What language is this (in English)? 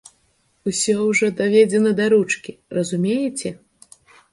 Belarusian